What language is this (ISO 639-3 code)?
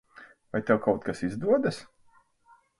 lav